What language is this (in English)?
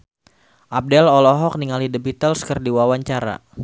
Sundanese